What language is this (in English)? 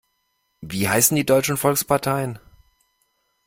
German